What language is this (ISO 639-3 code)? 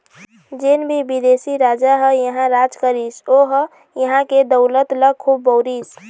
hne